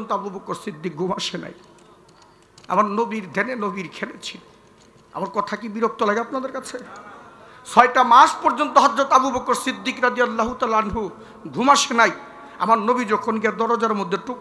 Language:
Arabic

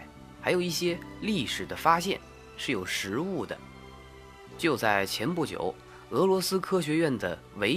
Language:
Chinese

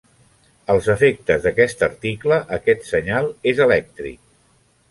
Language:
Catalan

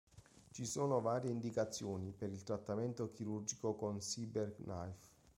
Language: Italian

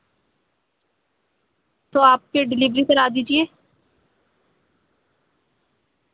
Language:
Urdu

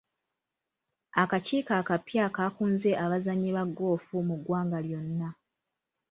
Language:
Ganda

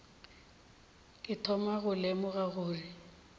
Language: Northern Sotho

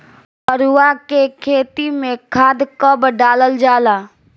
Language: Bhojpuri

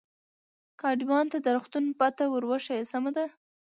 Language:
Pashto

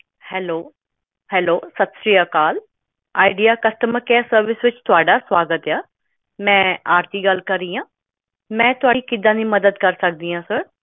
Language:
Punjabi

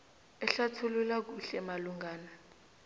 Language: South Ndebele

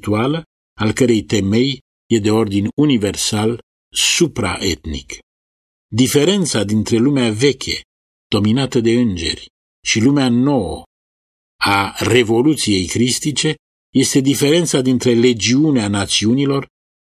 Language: Romanian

